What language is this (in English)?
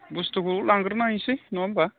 Bodo